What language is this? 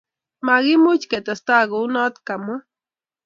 Kalenjin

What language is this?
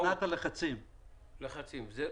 Hebrew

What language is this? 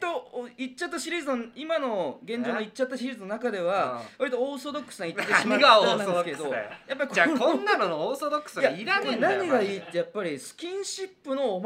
Japanese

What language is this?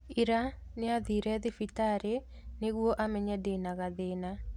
Kikuyu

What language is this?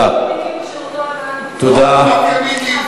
Hebrew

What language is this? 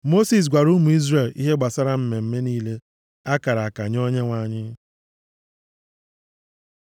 Igbo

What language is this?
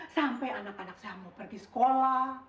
Indonesian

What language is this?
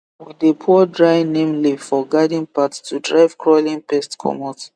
Nigerian Pidgin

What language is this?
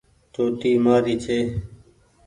Goaria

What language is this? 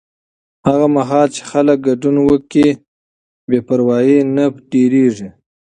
Pashto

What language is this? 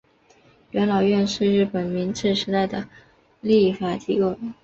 Chinese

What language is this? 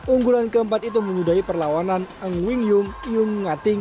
Indonesian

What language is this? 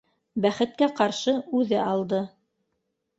Bashkir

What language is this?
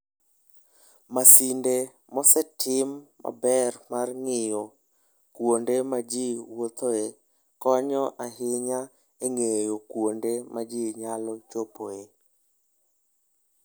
Luo (Kenya and Tanzania)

